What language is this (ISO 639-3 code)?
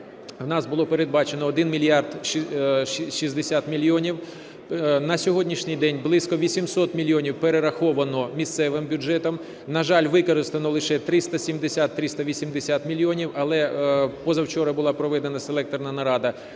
ukr